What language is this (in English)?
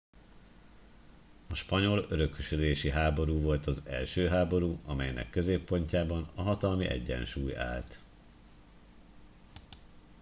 Hungarian